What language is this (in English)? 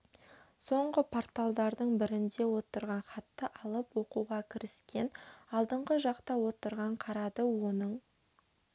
Kazakh